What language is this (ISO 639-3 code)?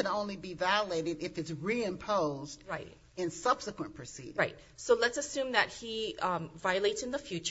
eng